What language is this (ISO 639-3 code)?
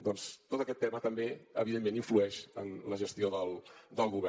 cat